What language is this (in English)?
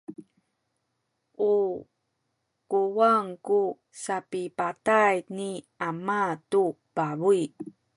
Sakizaya